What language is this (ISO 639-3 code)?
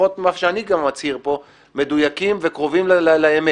heb